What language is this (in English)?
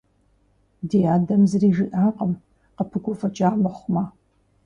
Kabardian